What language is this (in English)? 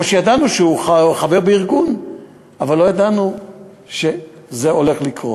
Hebrew